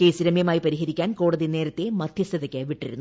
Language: Malayalam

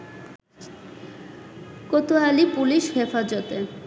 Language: Bangla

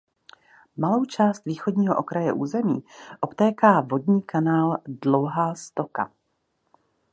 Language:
Czech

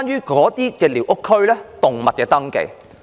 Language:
Cantonese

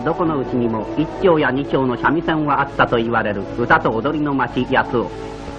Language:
Japanese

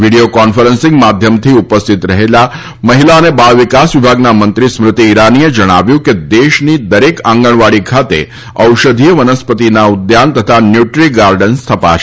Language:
Gujarati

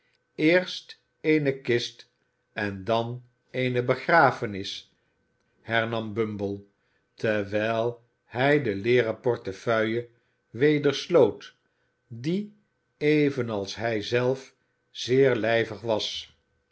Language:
Dutch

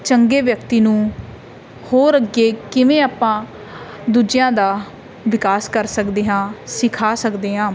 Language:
Punjabi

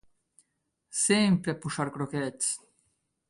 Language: Portuguese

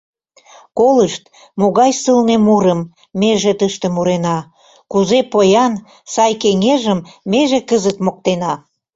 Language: Mari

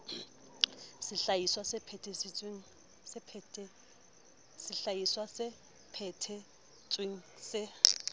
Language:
Southern Sotho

